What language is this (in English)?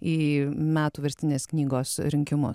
Lithuanian